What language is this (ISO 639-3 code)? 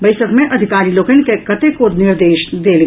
mai